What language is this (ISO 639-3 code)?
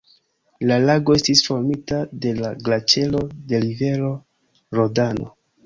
epo